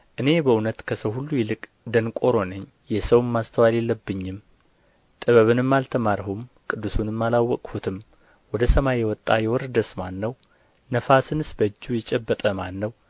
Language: Amharic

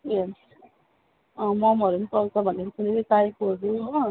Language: Nepali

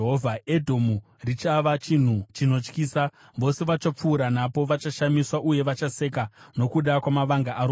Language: Shona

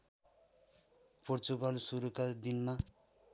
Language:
Nepali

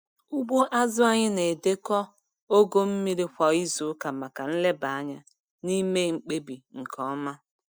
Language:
Igbo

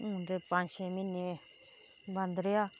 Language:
Dogri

